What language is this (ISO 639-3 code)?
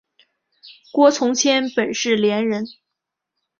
zho